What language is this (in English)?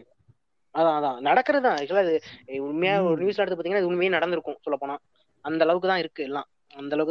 Tamil